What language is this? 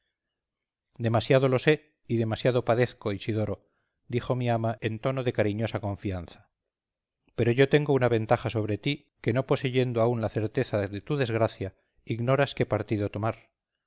Spanish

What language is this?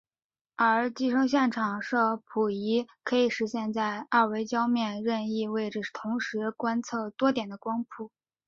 Chinese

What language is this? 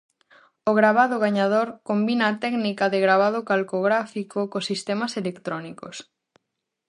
Galician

